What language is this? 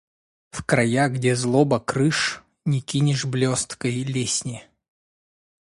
Russian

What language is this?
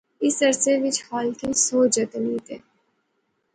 Pahari-Potwari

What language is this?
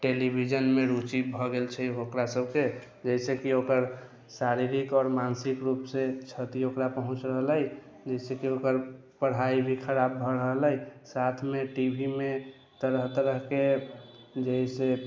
Maithili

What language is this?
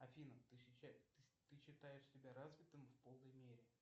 Russian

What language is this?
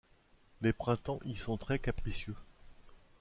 French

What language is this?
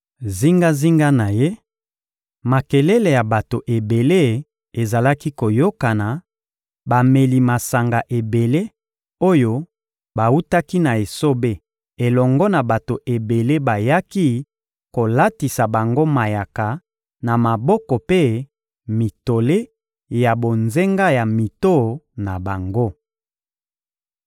Lingala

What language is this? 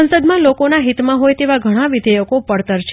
Gujarati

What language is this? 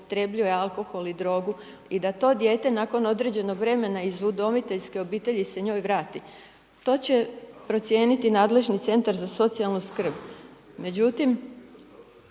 Croatian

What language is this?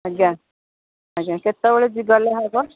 Odia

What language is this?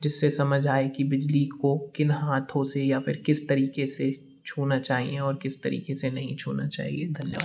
Hindi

